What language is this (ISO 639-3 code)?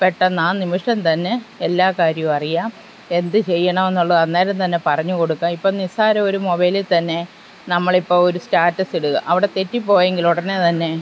mal